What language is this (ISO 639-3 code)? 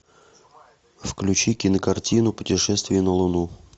rus